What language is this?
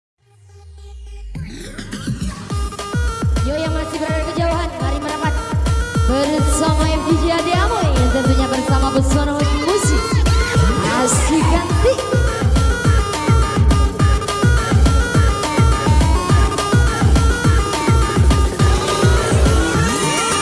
Indonesian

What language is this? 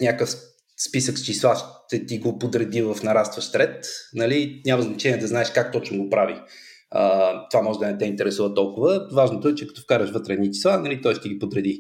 Bulgarian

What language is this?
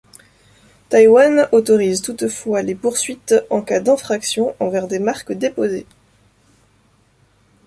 French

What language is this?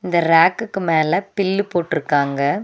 Tamil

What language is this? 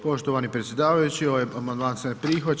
Croatian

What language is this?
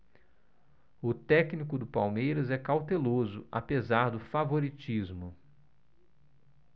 Portuguese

